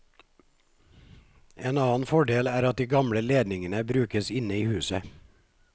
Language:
Norwegian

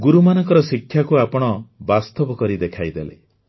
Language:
Odia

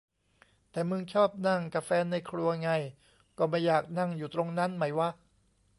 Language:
Thai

